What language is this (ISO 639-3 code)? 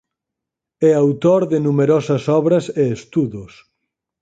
glg